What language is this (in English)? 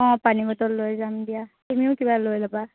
Assamese